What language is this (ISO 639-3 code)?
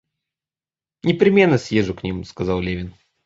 rus